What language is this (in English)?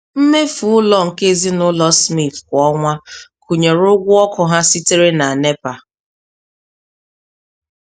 Igbo